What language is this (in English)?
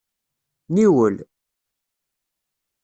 Kabyle